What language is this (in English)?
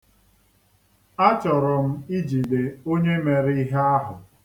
Igbo